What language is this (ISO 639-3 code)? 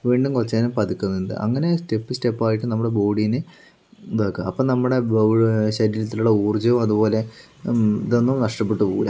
mal